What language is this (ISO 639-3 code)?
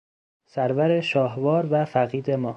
fas